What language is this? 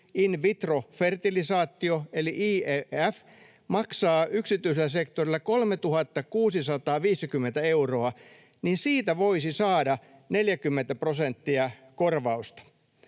Finnish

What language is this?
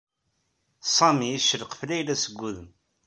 Kabyle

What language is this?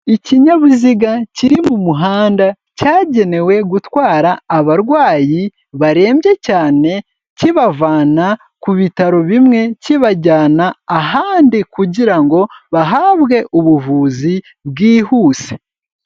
Kinyarwanda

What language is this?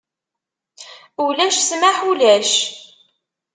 Kabyle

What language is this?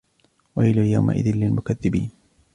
Arabic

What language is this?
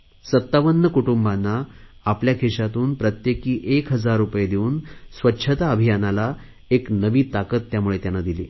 Marathi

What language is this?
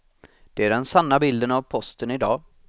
Swedish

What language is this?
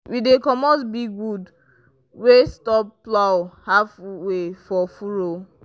Nigerian Pidgin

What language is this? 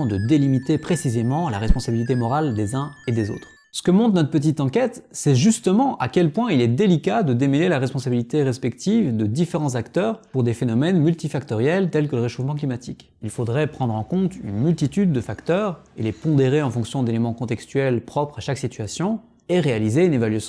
French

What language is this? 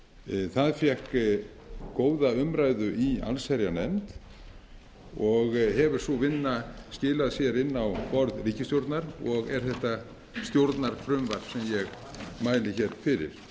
Icelandic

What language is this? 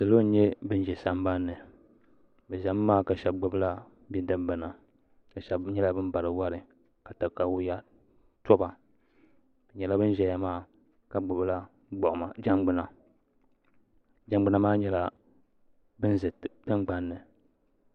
Dagbani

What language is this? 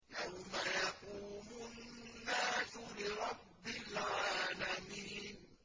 Arabic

